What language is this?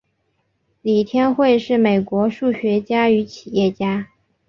Chinese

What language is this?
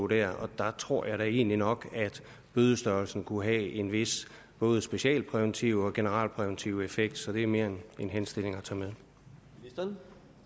Danish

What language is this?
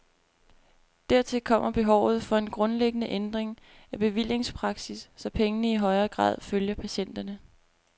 Danish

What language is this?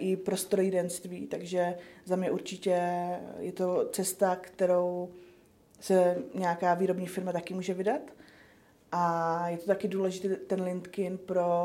Czech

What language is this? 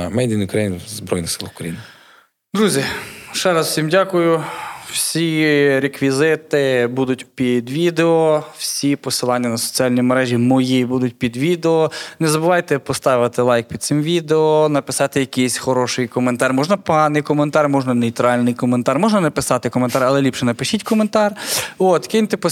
Ukrainian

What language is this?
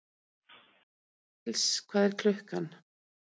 Icelandic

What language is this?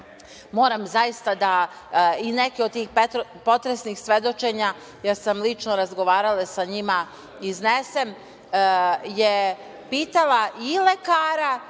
Serbian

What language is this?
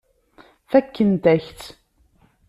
Kabyle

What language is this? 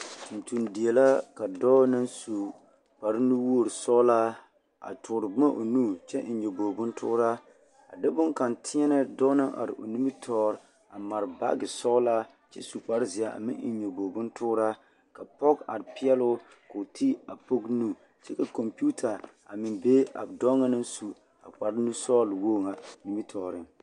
Southern Dagaare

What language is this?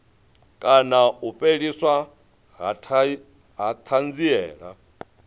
Venda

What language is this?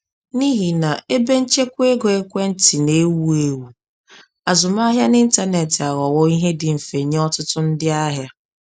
Igbo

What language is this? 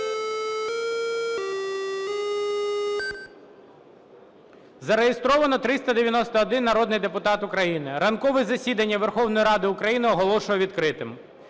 Ukrainian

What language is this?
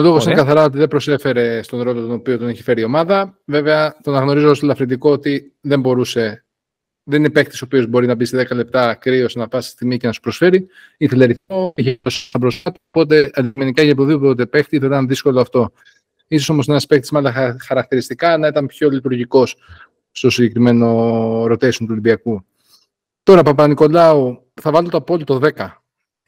Greek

